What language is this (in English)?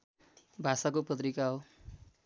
Nepali